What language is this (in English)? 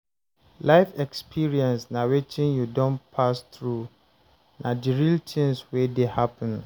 Nigerian Pidgin